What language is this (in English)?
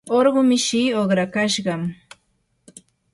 Yanahuanca Pasco Quechua